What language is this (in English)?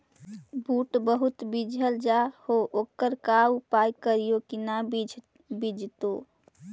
Magahi